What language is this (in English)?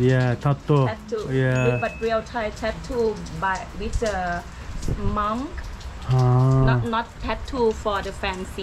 Turkish